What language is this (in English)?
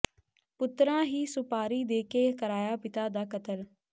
Punjabi